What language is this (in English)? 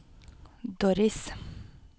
Norwegian